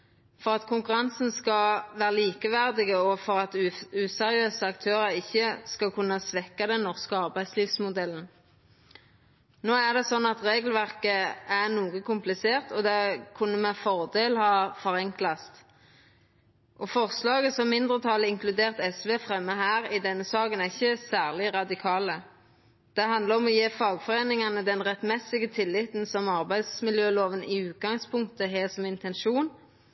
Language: Norwegian Nynorsk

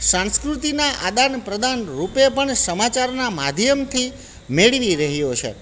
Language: Gujarati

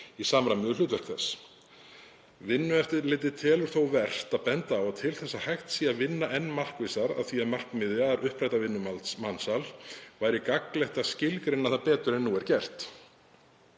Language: Icelandic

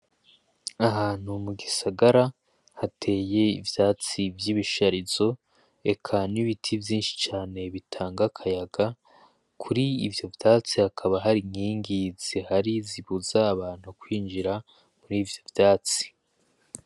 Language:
Rundi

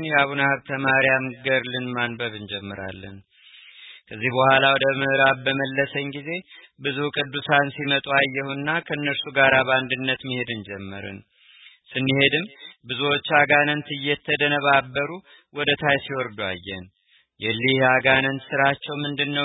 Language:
Amharic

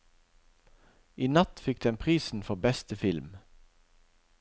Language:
Norwegian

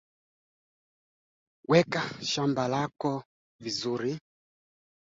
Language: Swahili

